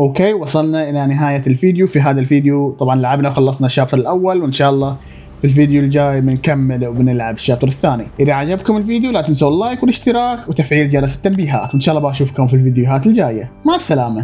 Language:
Arabic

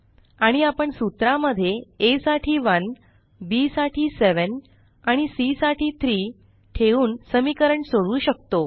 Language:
Marathi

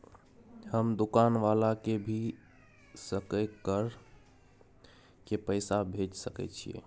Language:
Maithili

